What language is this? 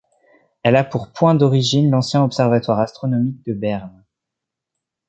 French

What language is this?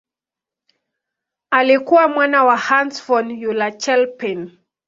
Swahili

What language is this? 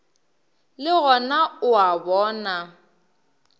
Northern Sotho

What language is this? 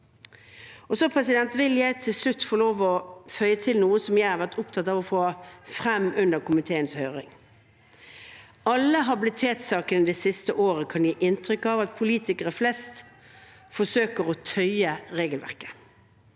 Norwegian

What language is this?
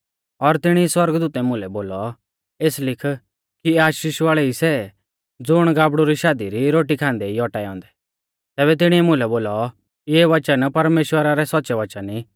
Mahasu Pahari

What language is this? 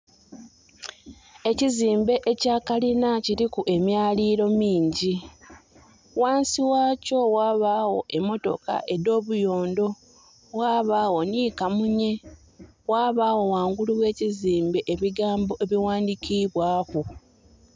Soga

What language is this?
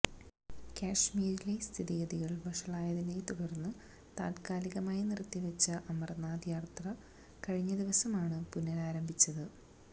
Malayalam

